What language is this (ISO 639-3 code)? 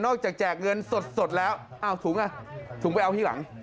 tha